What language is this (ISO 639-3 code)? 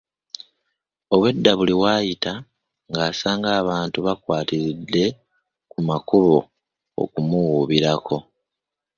lug